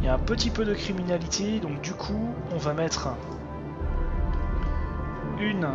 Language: French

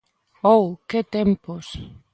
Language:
Galician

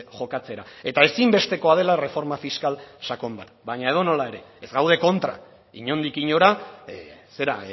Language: Basque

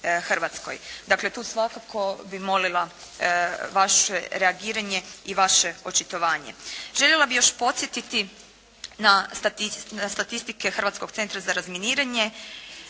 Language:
Croatian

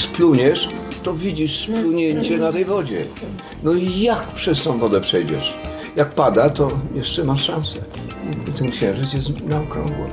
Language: Polish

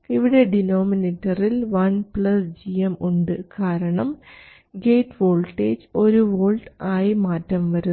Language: Malayalam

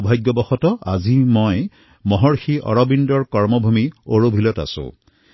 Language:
Assamese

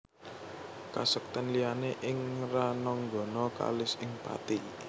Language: Javanese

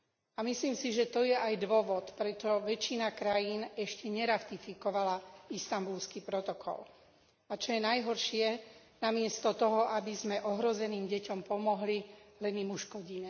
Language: Slovak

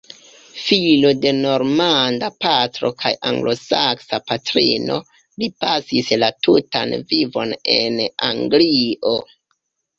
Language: Esperanto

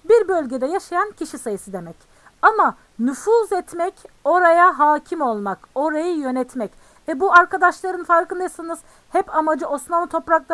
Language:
Turkish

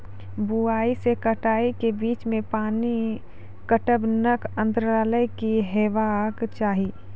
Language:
Maithili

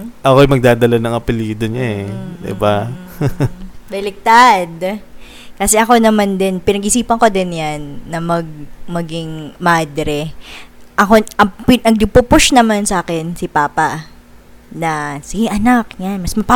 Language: Filipino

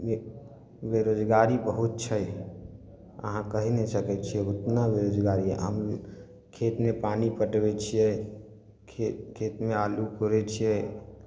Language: Maithili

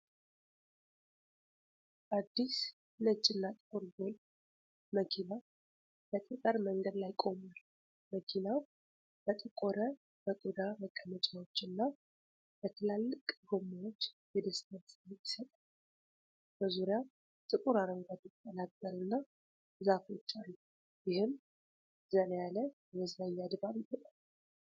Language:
Amharic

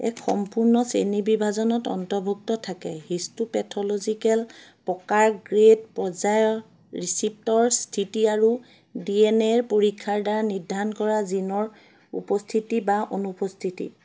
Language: Assamese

